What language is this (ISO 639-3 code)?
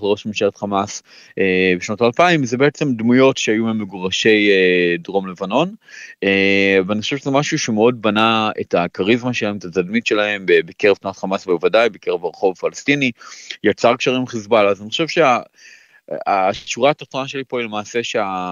heb